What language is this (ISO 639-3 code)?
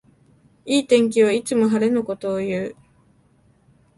jpn